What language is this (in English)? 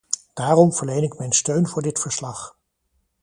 Dutch